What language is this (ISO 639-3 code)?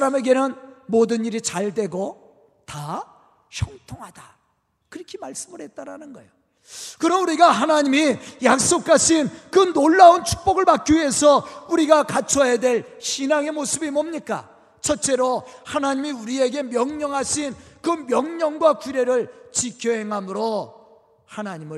kor